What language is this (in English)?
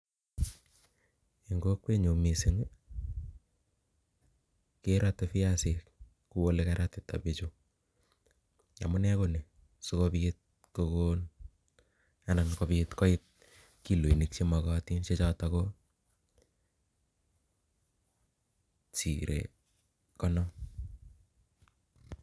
Kalenjin